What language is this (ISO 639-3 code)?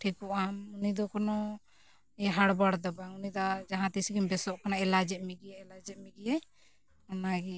sat